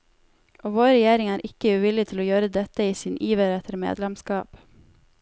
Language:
Norwegian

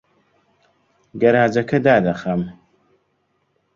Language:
Central Kurdish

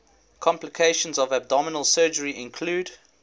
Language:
English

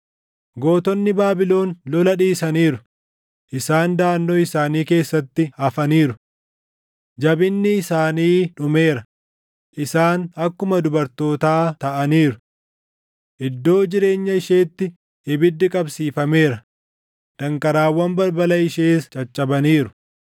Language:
Oromo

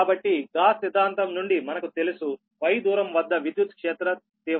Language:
Telugu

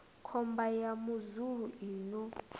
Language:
Venda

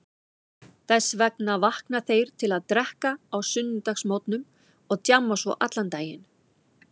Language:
Icelandic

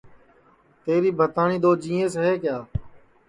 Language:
Sansi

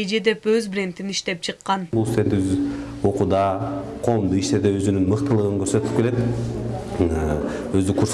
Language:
Turkish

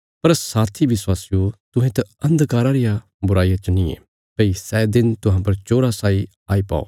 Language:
Bilaspuri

